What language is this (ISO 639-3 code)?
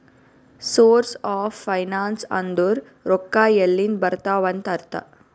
kan